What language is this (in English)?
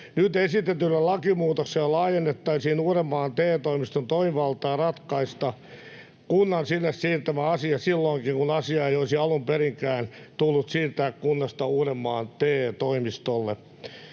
Finnish